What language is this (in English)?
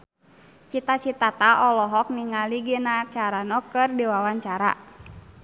Sundanese